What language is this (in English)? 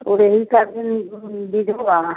Hindi